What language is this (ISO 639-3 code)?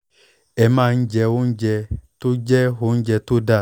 yor